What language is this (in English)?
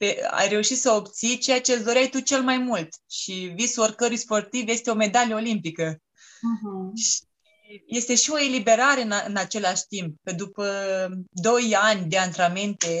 Romanian